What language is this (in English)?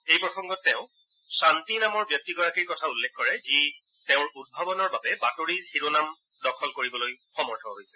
Assamese